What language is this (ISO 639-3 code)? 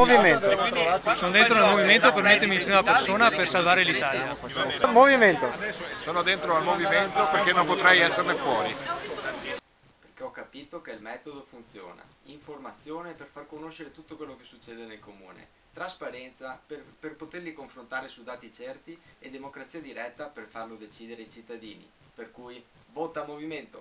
ita